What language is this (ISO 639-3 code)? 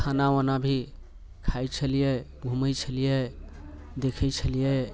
mai